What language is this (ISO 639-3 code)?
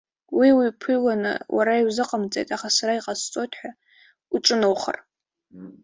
abk